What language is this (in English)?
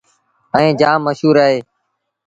Sindhi Bhil